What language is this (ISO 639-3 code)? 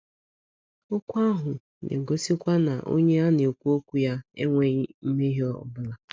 ibo